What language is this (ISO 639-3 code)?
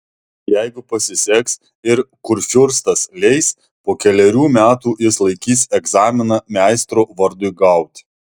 lit